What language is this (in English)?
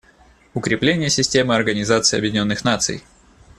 Russian